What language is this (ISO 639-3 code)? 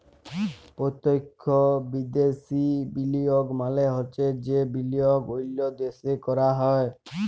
ben